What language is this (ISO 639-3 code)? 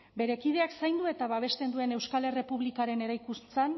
eus